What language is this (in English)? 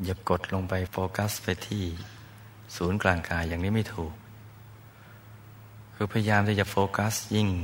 Thai